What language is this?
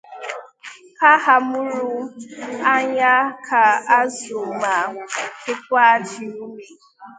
Igbo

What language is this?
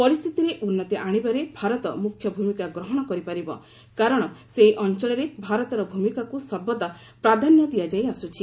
Odia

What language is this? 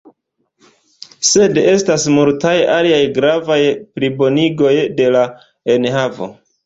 Esperanto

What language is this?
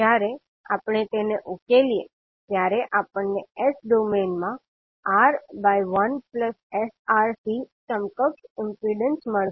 Gujarati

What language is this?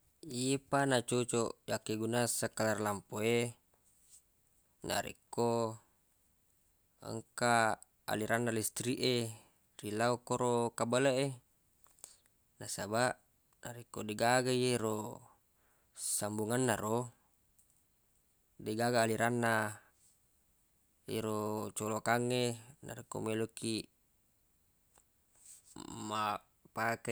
Buginese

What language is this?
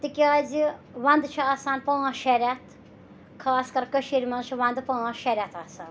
Kashmiri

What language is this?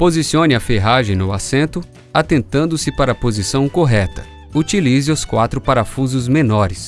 Portuguese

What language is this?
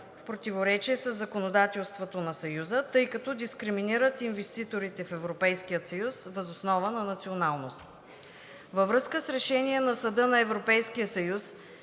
Bulgarian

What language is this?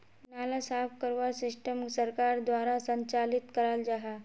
Magahi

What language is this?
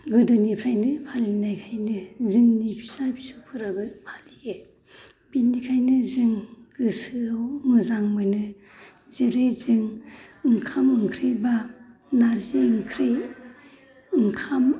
Bodo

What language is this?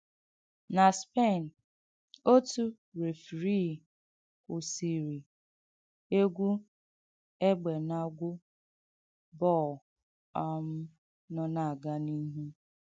Igbo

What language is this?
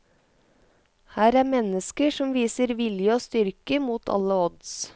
Norwegian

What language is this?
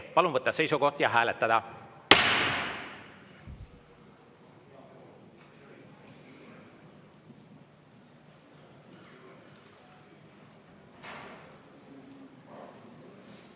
Estonian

